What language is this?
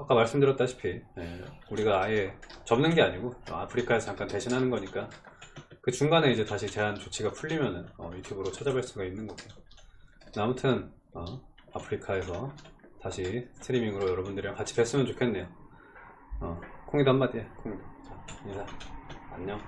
Korean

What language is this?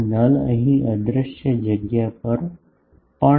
Gujarati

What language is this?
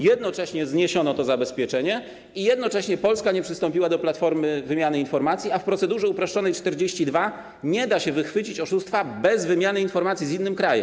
Polish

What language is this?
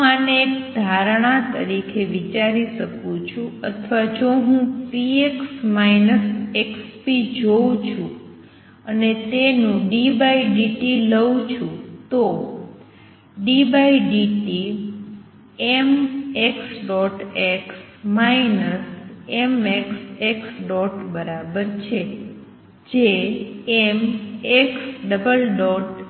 Gujarati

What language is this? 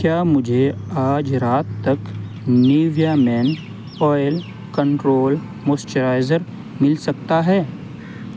Urdu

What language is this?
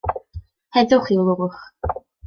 Welsh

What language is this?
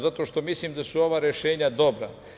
Serbian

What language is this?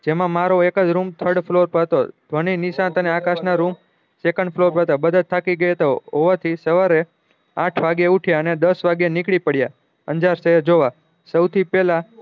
Gujarati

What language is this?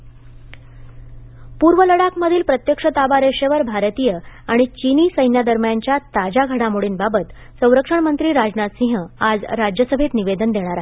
Marathi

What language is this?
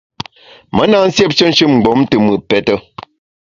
Bamun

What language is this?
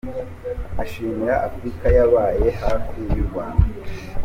Kinyarwanda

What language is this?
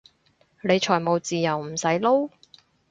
Cantonese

